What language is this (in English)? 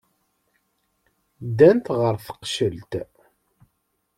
Kabyle